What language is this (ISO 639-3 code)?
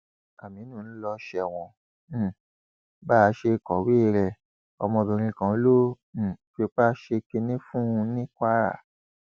yor